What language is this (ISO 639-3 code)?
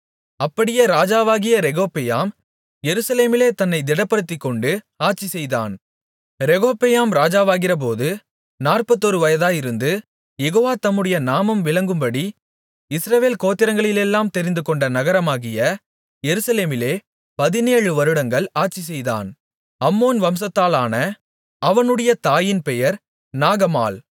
tam